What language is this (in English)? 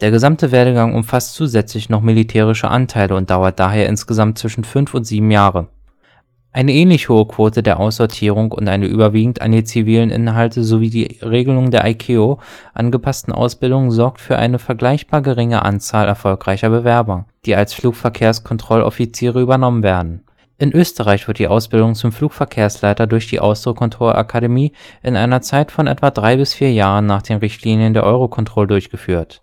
German